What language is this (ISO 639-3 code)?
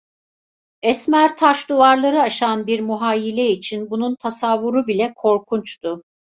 tur